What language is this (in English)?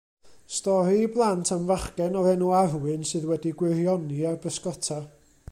Welsh